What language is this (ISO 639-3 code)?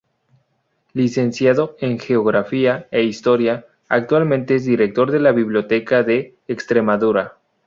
spa